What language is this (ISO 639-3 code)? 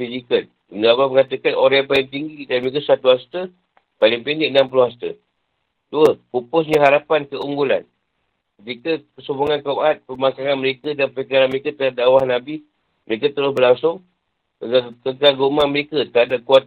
msa